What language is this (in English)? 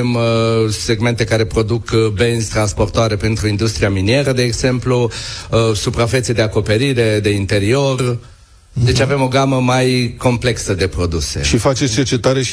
Romanian